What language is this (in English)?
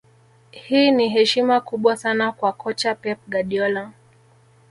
Swahili